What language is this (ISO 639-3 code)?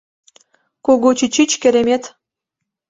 chm